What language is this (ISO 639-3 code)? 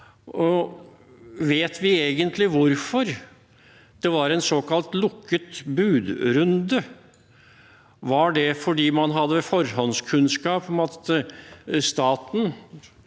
nor